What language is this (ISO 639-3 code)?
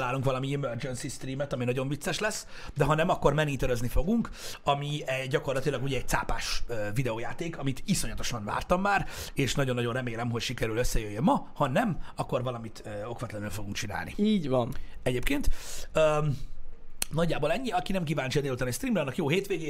hun